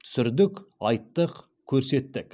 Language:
Kazakh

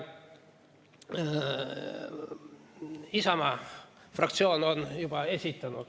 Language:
Estonian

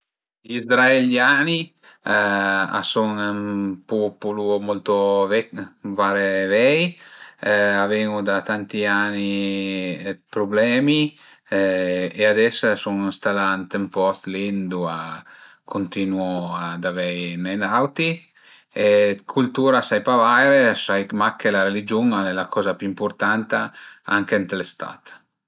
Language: Piedmontese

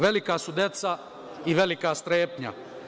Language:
Serbian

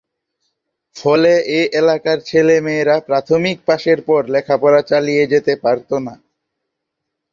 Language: Bangla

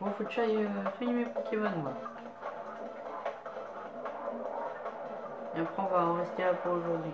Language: French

